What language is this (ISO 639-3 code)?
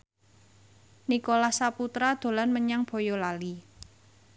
jav